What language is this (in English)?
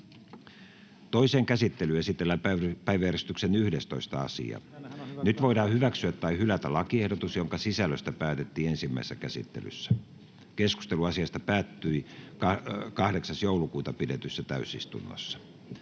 Finnish